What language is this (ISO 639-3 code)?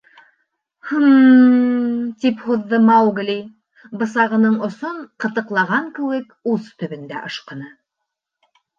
bak